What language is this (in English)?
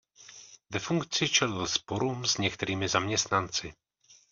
Czech